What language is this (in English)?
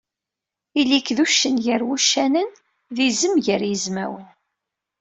Kabyle